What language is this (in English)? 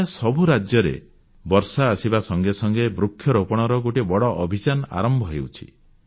Odia